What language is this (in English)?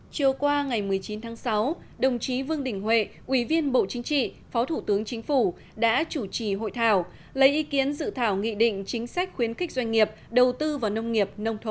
Vietnamese